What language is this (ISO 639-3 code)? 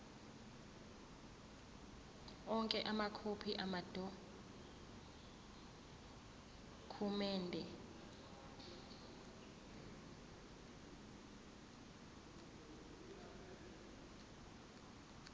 zul